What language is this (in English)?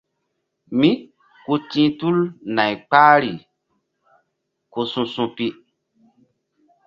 Mbum